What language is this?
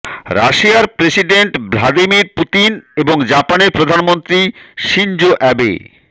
Bangla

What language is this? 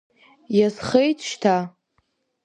Abkhazian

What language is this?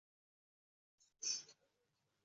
Uzbek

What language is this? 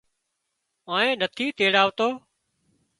Wadiyara Koli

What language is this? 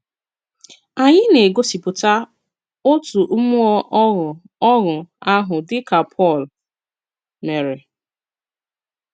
Igbo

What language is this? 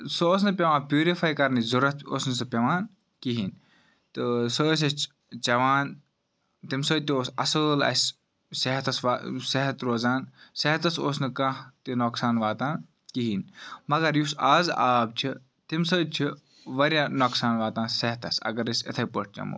Kashmiri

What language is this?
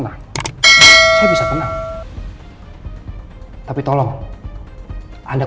Indonesian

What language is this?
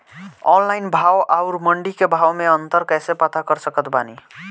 Bhojpuri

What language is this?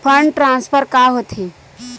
Chhattisgarhi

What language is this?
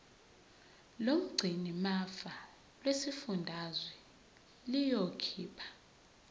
Zulu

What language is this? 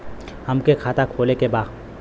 Bhojpuri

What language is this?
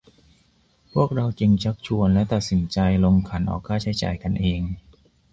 Thai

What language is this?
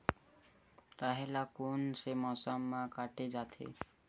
Chhattisgarhi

